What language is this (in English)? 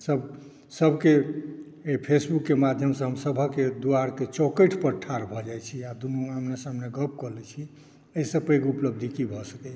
Maithili